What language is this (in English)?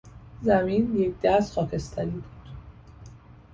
Persian